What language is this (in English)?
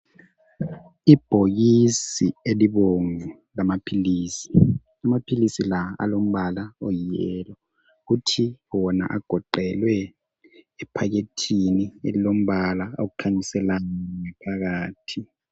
North Ndebele